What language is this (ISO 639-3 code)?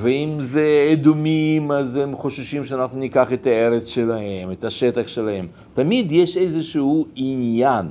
heb